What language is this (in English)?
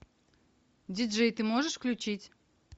Russian